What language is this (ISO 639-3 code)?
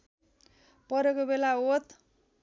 nep